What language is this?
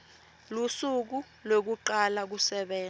Swati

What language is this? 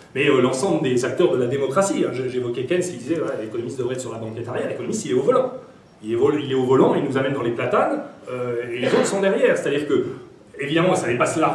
French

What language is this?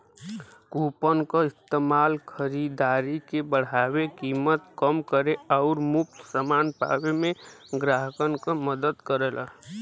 Bhojpuri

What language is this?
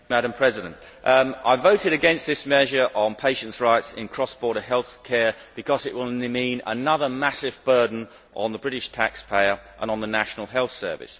English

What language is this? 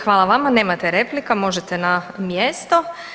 Croatian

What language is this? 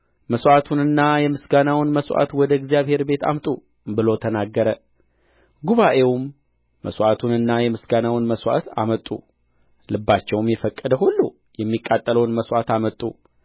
Amharic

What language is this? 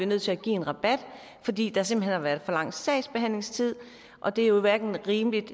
Danish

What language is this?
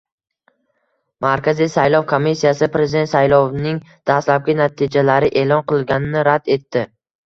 Uzbek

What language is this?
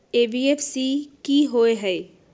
Magahi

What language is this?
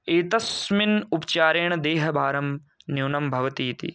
Sanskrit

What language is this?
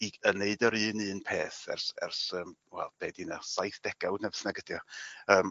Welsh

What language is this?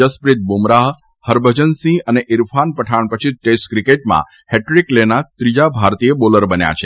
Gujarati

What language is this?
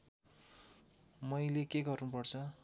Nepali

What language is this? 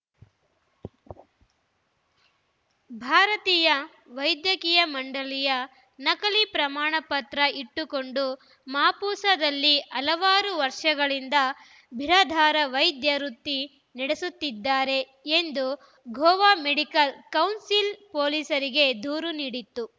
Kannada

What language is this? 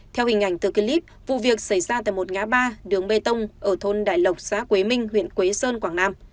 Vietnamese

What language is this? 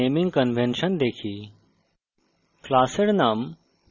Bangla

